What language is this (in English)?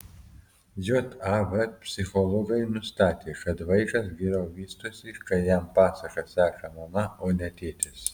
Lithuanian